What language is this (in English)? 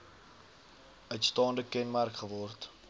Afrikaans